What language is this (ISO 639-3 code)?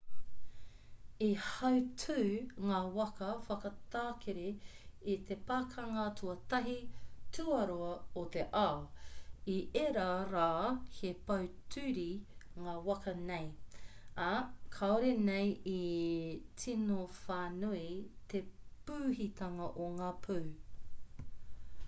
mri